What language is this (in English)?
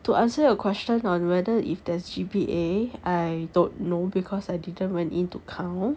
English